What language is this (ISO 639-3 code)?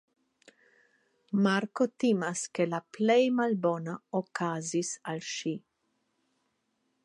epo